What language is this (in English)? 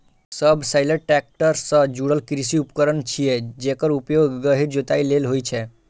Maithili